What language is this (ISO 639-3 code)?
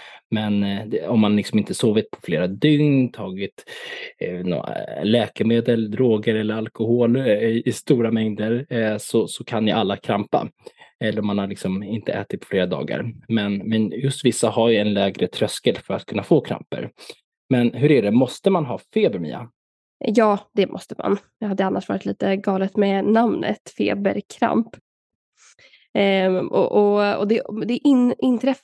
swe